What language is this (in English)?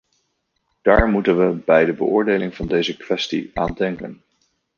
Dutch